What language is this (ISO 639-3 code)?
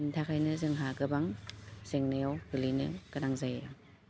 brx